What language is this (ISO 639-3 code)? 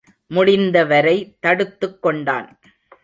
tam